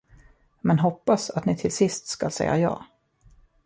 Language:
Swedish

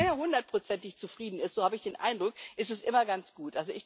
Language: German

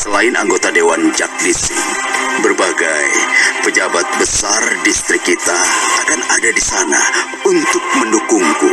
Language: Indonesian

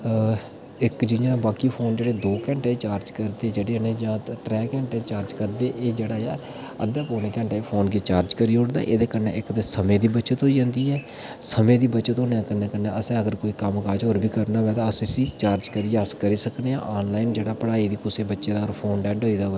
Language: Dogri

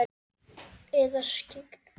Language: Icelandic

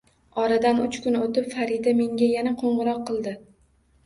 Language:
Uzbek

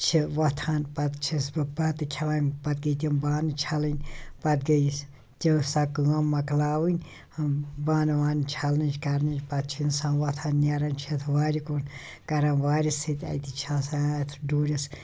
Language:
Kashmiri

